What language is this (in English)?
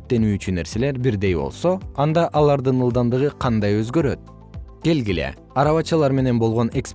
Kyrgyz